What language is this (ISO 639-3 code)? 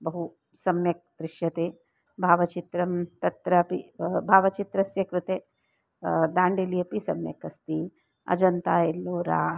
san